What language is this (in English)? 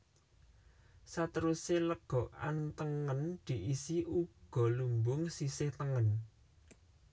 Javanese